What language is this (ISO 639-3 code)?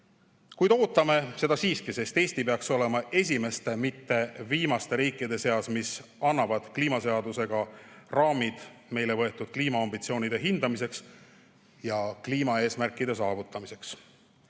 est